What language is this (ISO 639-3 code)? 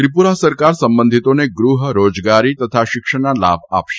guj